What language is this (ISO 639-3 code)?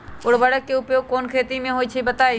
mag